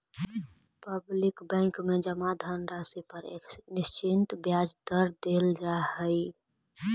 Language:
Magahi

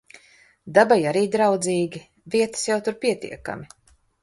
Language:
Latvian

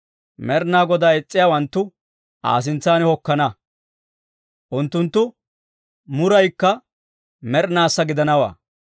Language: Dawro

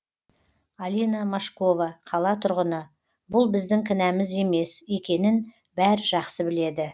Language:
Kazakh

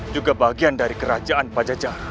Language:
Indonesian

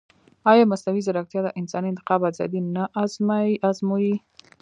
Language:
Pashto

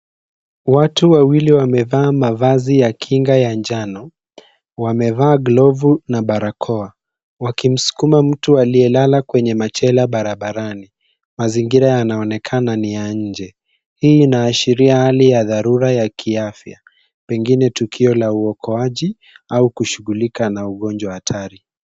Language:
Swahili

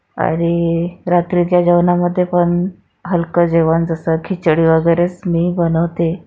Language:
Marathi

